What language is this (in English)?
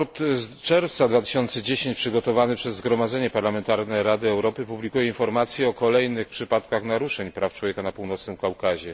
Polish